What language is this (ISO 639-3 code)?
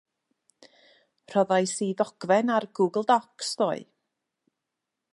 cym